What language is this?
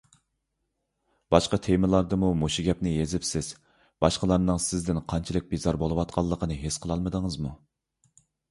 Uyghur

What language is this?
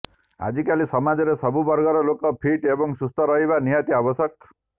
Odia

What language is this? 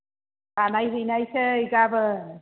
Bodo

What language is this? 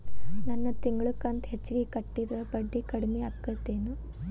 Kannada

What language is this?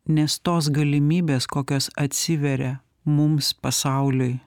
Lithuanian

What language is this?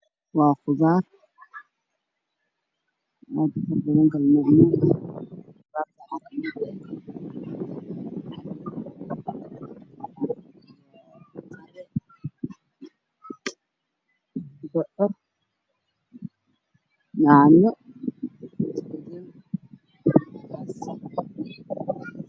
Somali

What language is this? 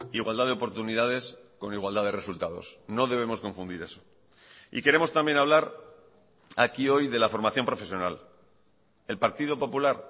Spanish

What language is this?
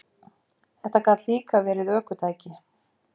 Icelandic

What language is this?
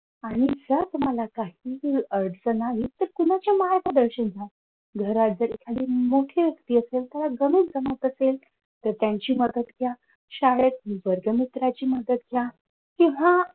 Marathi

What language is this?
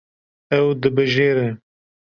Kurdish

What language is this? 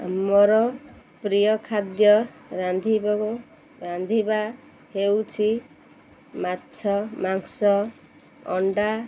Odia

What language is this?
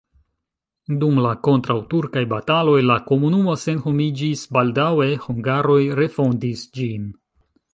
Esperanto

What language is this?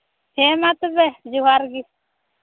Santali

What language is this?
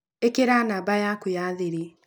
Kikuyu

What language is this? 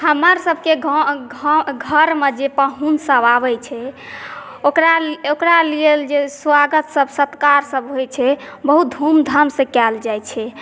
Maithili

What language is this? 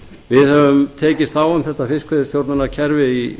Icelandic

